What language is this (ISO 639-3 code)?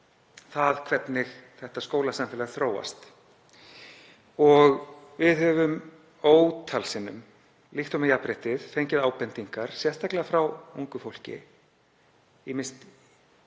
isl